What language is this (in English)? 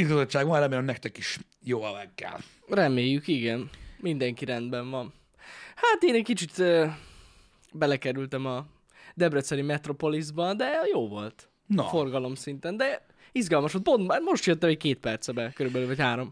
Hungarian